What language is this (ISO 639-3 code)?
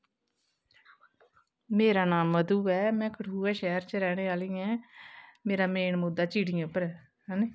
doi